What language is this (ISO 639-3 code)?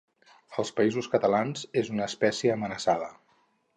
cat